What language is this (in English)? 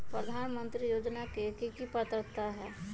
Magahi